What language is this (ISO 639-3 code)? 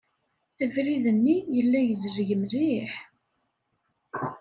kab